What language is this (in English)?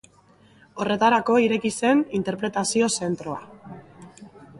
Basque